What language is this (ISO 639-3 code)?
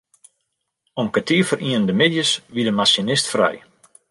fry